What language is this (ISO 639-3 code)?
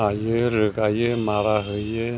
brx